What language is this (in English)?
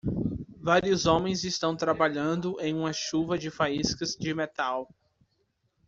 Portuguese